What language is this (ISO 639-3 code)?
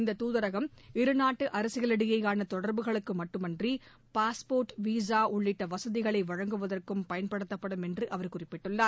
tam